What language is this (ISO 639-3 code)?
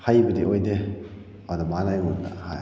mni